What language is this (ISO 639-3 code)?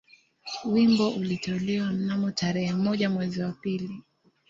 swa